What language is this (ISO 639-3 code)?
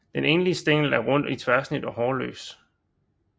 dan